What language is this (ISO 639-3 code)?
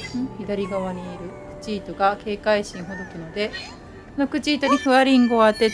jpn